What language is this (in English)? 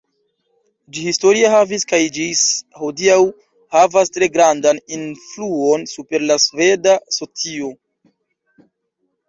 Esperanto